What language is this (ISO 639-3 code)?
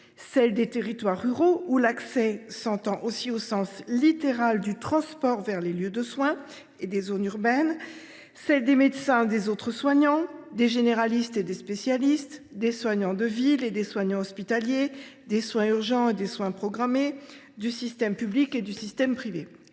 fra